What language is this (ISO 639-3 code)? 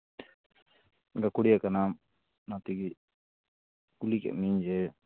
sat